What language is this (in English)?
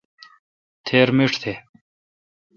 Kalkoti